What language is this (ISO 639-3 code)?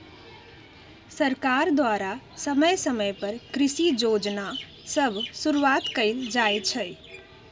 mag